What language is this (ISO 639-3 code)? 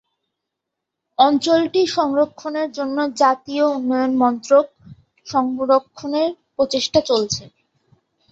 ben